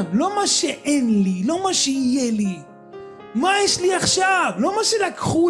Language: Hebrew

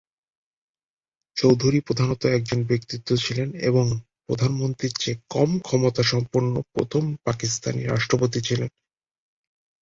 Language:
Bangla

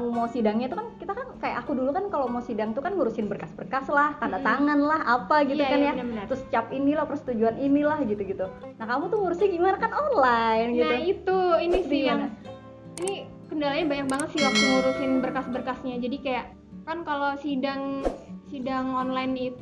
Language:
Indonesian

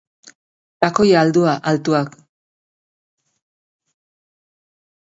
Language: Basque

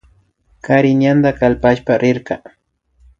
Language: Imbabura Highland Quichua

